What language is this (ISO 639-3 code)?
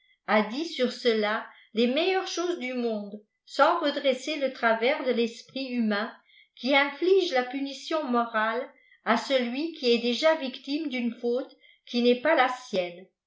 fra